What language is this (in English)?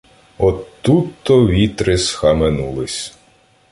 Ukrainian